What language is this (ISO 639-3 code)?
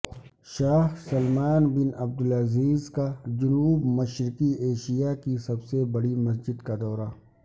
urd